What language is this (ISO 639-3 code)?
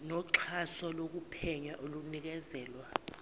zul